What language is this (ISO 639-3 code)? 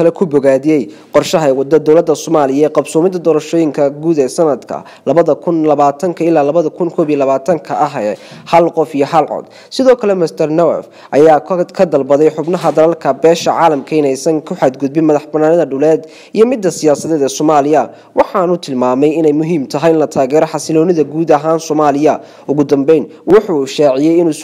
rus